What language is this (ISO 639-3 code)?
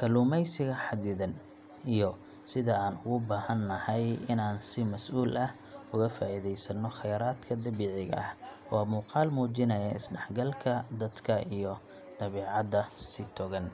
som